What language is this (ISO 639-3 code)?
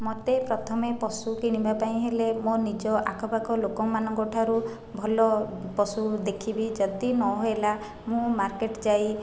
ori